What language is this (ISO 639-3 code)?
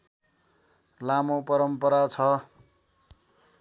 nep